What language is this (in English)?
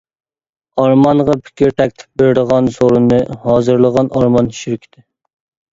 Uyghur